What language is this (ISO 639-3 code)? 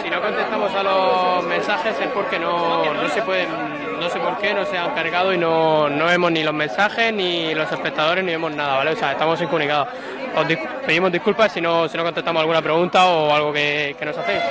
spa